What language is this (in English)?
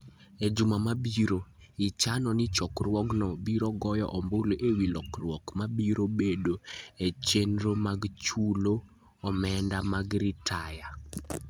Luo (Kenya and Tanzania)